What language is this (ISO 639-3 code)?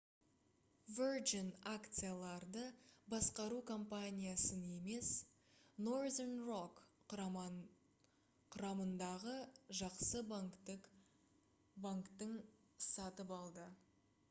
kaz